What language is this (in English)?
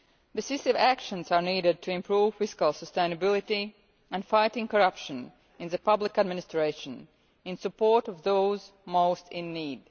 English